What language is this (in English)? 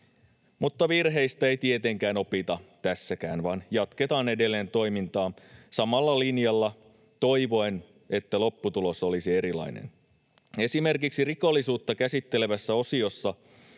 Finnish